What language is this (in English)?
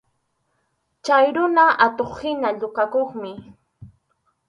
Arequipa-La Unión Quechua